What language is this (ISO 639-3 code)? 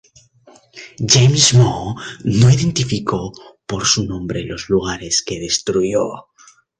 spa